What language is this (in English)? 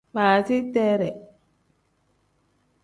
Tem